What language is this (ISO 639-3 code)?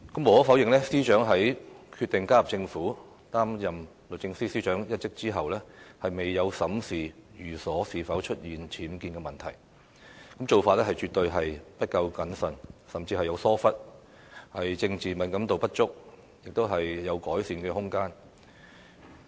yue